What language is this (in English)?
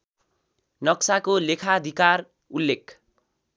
Nepali